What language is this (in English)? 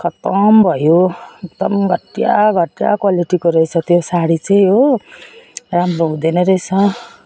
Nepali